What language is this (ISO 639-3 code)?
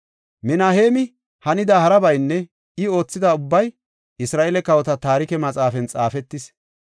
gof